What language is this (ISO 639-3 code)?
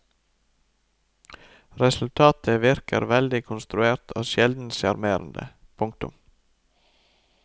nor